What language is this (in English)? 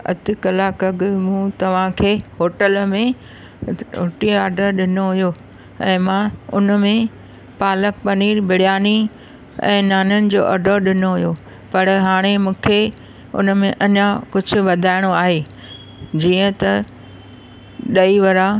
Sindhi